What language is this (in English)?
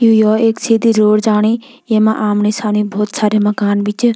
Garhwali